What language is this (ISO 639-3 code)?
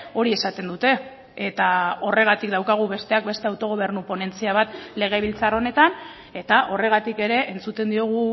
eus